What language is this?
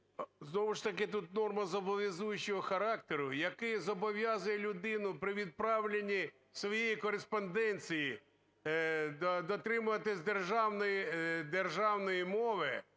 Ukrainian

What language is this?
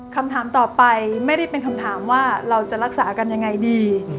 Thai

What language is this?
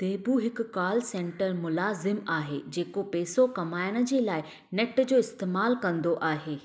Sindhi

